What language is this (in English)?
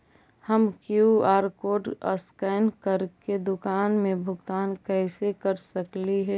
Magahi